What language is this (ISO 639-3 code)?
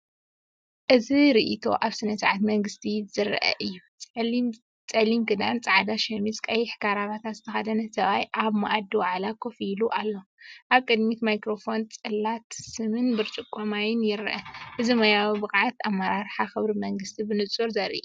tir